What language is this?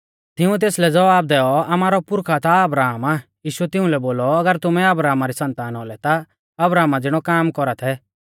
Mahasu Pahari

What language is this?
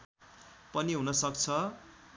Nepali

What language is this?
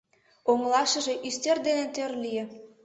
Mari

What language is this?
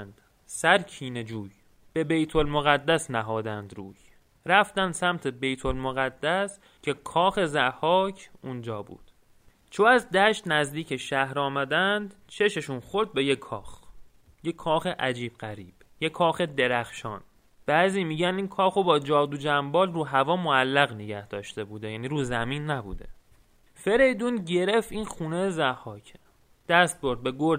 Persian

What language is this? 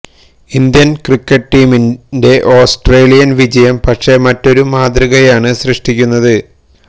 Malayalam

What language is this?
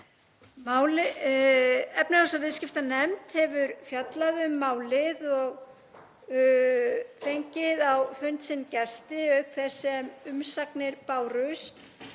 Icelandic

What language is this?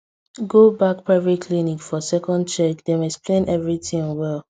Nigerian Pidgin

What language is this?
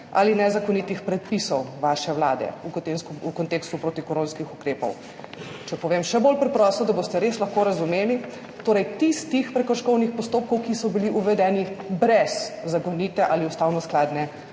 Slovenian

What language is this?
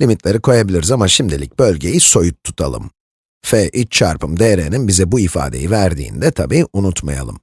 Turkish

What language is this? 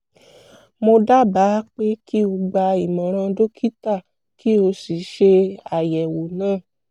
Yoruba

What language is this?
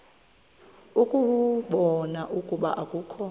Xhosa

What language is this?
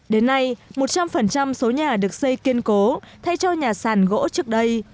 Vietnamese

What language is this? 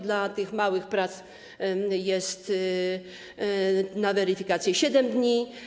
Polish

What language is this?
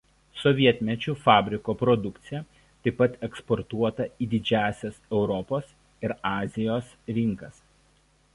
Lithuanian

